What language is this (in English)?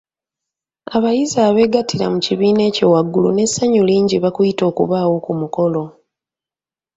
Ganda